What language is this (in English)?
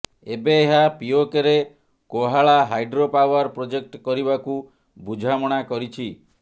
Odia